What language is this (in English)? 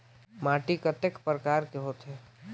Chhattisgarhi